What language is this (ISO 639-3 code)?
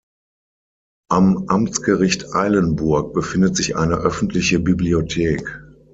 deu